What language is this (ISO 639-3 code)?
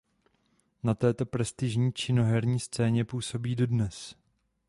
ces